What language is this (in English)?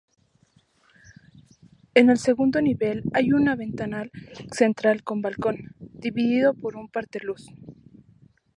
Spanish